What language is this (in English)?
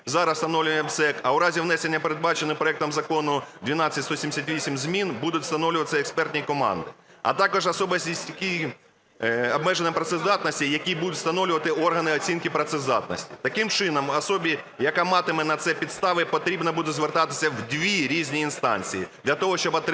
Ukrainian